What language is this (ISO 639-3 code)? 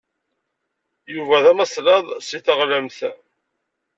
kab